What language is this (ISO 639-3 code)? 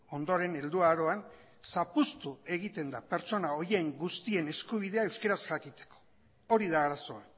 eus